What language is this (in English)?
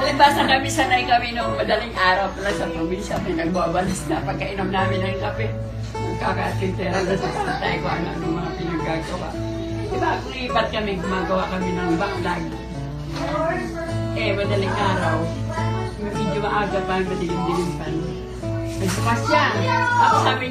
Filipino